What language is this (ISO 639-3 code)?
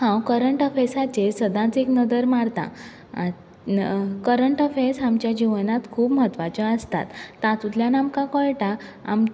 kok